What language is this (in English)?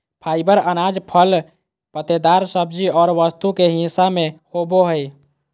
Magahi